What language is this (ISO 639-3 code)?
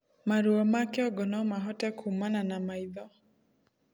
kik